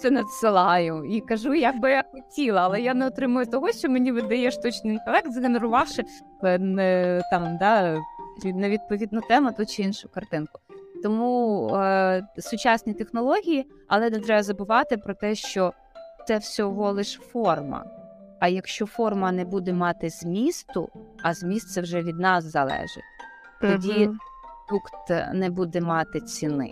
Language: Ukrainian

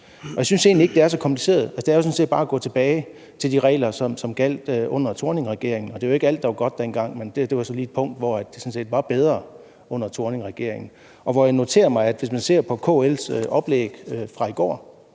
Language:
Danish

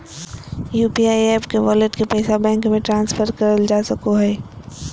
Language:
Magahi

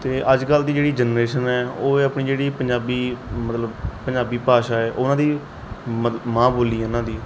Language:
Punjabi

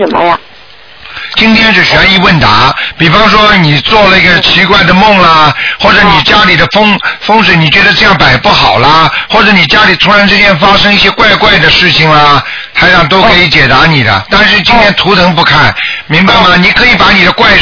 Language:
Chinese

